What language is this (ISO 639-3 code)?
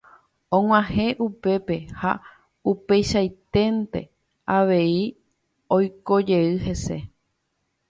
grn